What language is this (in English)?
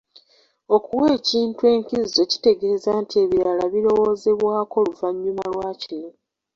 Ganda